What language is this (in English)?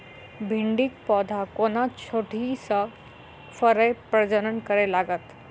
Maithili